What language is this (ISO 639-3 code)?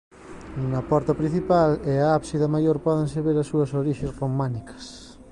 glg